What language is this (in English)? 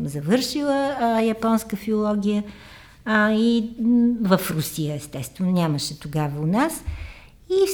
Bulgarian